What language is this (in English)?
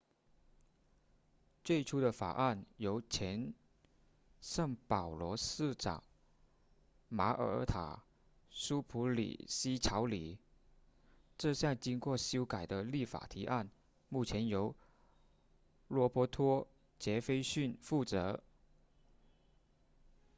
Chinese